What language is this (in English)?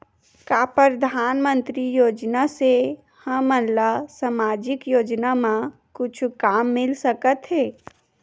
Chhattisgarhi